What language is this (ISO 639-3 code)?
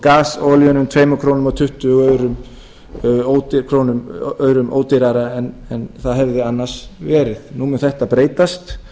isl